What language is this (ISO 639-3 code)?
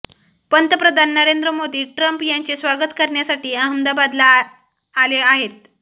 mar